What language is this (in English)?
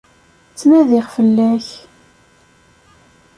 Kabyle